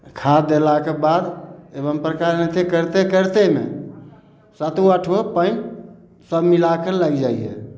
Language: Maithili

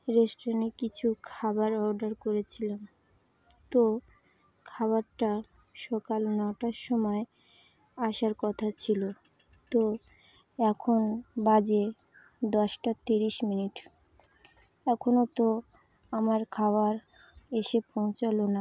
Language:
Bangla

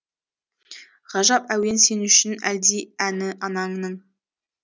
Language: Kazakh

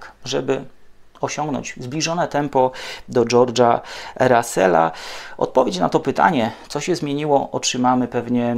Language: Polish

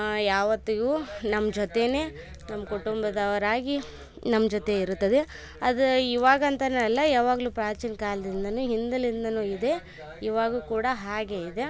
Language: Kannada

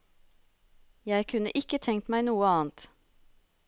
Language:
Norwegian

